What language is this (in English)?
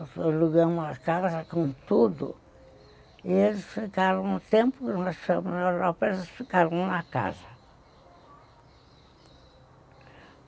Portuguese